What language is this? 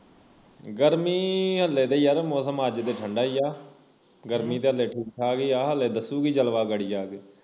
Punjabi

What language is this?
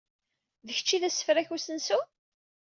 Kabyle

